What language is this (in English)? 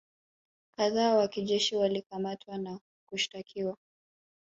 Swahili